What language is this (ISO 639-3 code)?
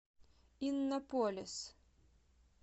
rus